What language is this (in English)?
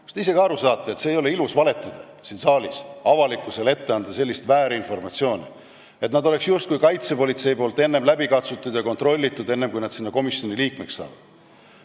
Estonian